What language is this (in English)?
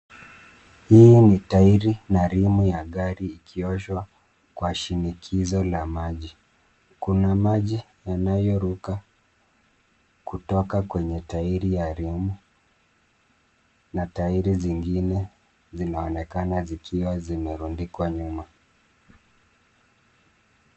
Swahili